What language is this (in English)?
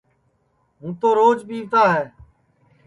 Sansi